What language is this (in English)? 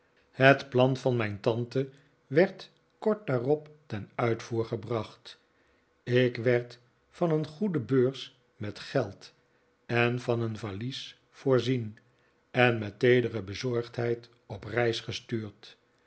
Dutch